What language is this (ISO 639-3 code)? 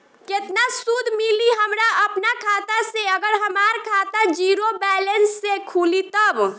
bho